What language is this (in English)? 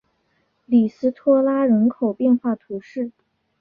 Chinese